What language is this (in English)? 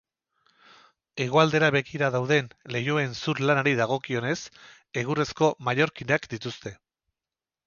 Basque